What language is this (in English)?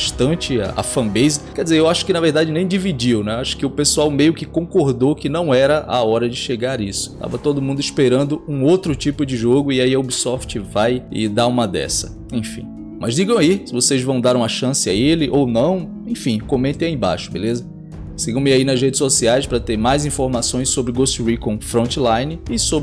Portuguese